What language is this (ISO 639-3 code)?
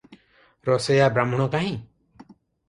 ori